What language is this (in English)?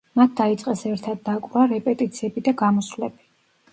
Georgian